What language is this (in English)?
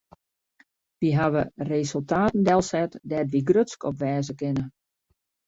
Western Frisian